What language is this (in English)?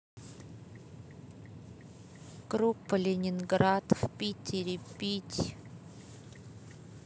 Russian